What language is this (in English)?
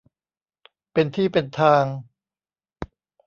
Thai